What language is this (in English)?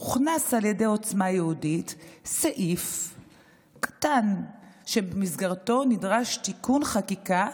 Hebrew